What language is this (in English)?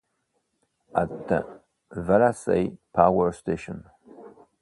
English